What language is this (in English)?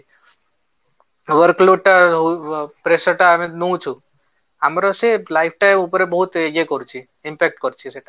Odia